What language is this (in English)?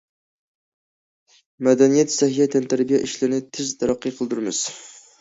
Uyghur